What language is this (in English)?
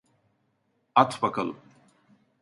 Turkish